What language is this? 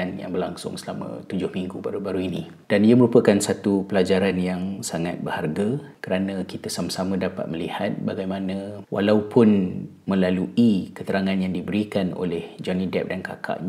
Malay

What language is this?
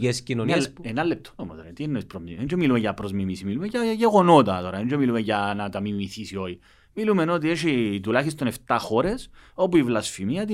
Greek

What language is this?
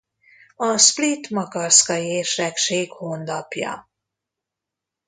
Hungarian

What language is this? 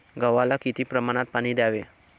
Marathi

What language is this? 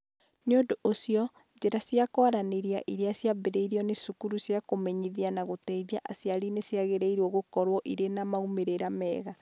Kikuyu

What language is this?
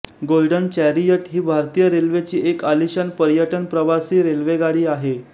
Marathi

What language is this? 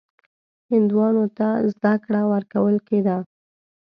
Pashto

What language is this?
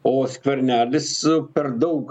Lithuanian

